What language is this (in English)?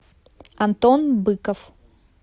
Russian